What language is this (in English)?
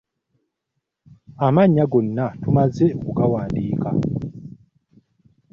Ganda